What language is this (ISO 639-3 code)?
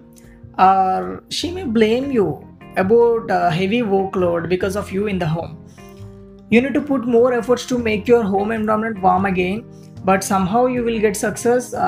eng